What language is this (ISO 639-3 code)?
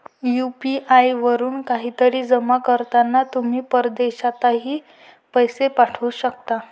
mar